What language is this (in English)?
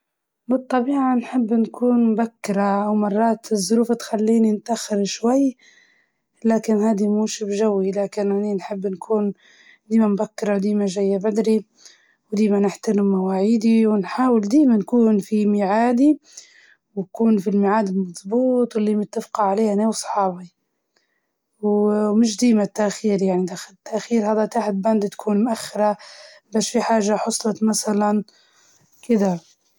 Libyan Arabic